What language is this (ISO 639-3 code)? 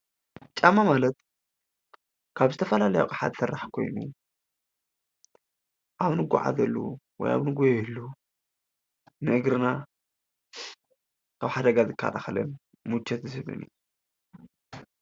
tir